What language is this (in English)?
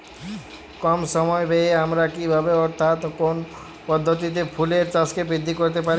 Bangla